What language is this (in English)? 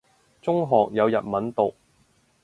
Cantonese